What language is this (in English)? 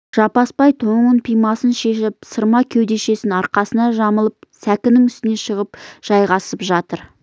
Kazakh